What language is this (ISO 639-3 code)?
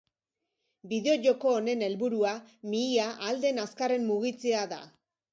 eus